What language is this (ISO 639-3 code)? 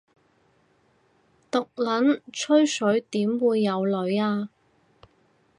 yue